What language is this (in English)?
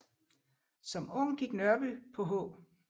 Danish